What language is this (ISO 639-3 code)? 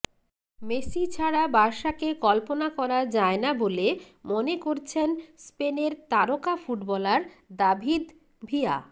ben